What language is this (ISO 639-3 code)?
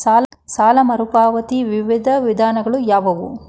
kan